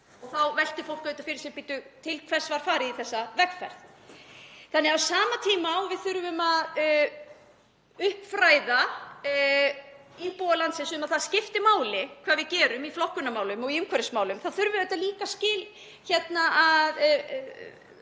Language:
Icelandic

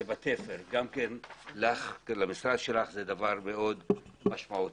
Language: Hebrew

